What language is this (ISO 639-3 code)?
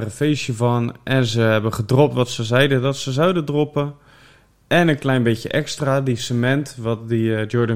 nld